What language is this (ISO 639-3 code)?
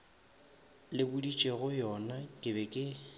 nso